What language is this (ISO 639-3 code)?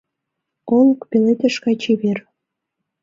chm